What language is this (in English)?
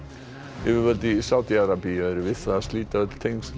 Icelandic